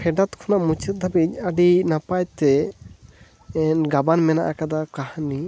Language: Santali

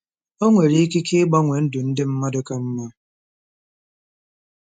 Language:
Igbo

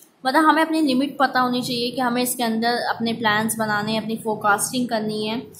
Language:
Hindi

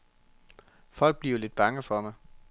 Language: Danish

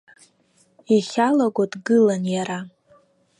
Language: Abkhazian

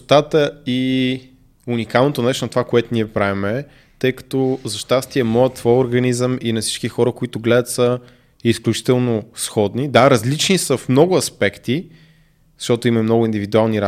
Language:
Bulgarian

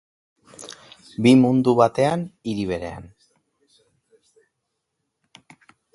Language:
Basque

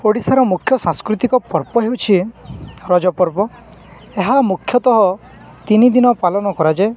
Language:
Odia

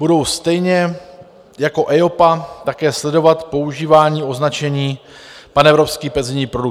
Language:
Czech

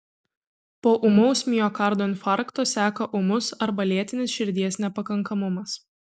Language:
Lithuanian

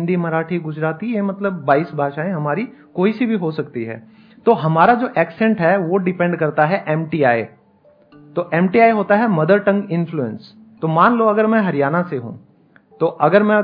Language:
Hindi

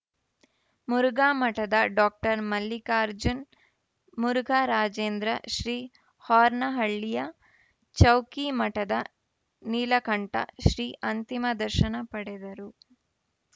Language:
Kannada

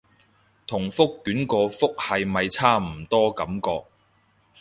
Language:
Cantonese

